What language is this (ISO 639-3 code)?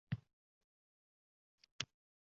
uzb